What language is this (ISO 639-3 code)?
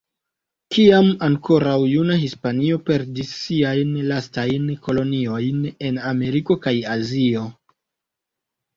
epo